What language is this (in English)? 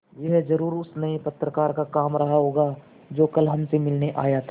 Hindi